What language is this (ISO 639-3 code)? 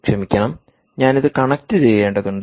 mal